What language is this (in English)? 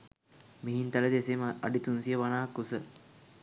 Sinhala